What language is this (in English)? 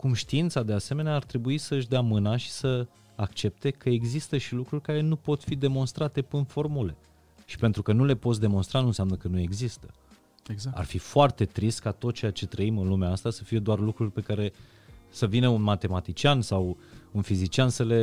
Romanian